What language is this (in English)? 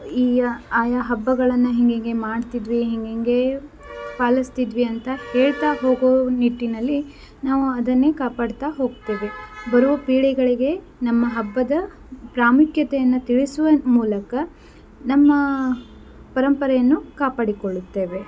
Kannada